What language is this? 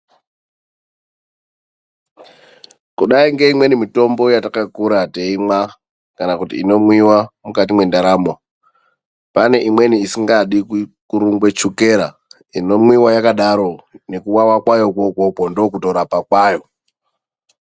Ndau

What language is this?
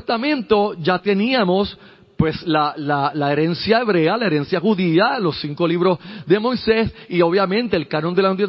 Spanish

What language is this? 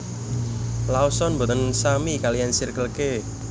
Javanese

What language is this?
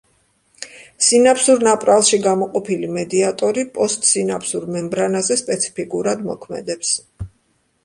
Georgian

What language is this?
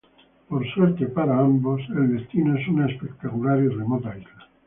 Spanish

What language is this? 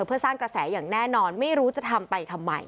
Thai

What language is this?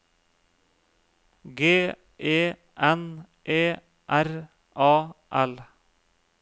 Norwegian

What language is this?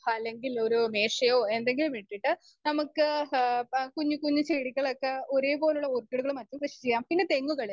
Malayalam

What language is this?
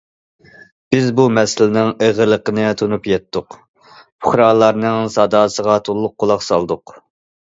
Uyghur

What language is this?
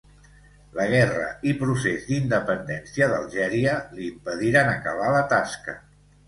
Catalan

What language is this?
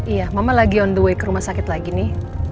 Indonesian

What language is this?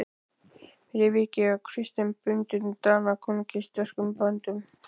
Icelandic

